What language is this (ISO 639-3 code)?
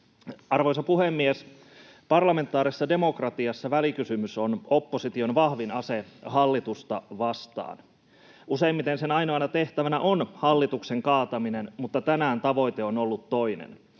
fin